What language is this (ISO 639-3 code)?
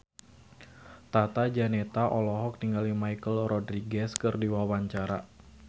sun